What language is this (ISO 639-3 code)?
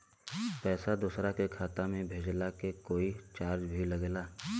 bho